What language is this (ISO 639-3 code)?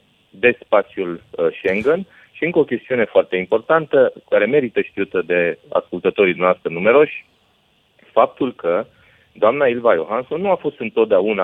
ron